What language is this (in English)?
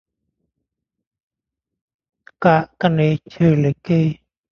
Thai